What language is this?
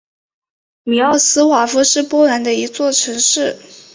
Chinese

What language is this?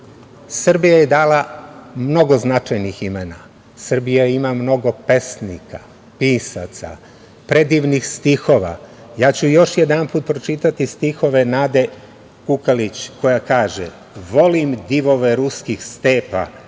Serbian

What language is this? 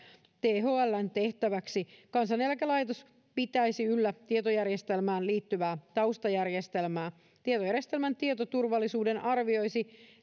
Finnish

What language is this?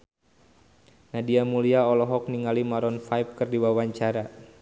Sundanese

